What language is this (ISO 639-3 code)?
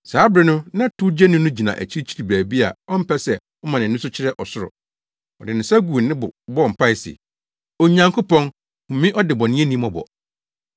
aka